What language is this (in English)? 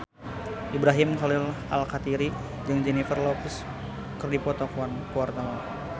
Sundanese